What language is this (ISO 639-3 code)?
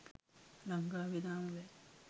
sin